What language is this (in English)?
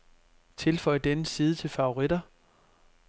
Danish